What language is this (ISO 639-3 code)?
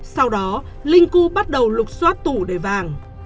vie